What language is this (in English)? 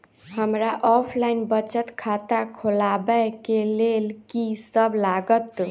Maithili